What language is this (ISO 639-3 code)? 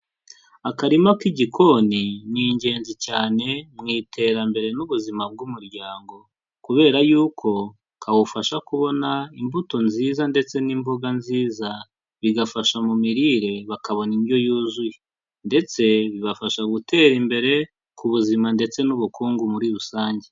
kin